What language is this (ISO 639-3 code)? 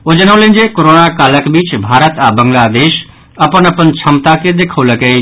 mai